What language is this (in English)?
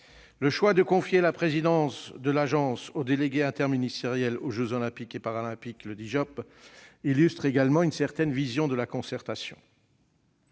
French